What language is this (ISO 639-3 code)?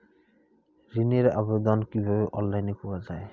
ben